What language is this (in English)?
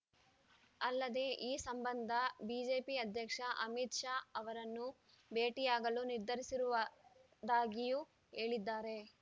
Kannada